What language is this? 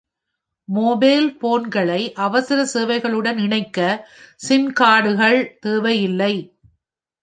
Tamil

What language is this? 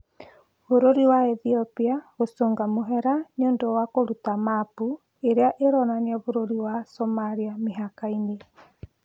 Kikuyu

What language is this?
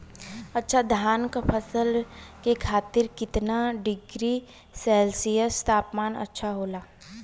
Bhojpuri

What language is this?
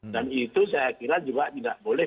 Indonesian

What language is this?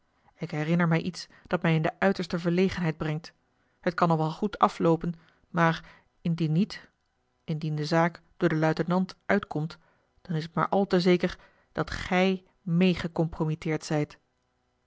Dutch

